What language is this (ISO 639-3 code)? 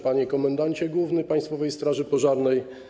pol